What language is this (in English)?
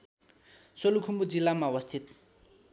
Nepali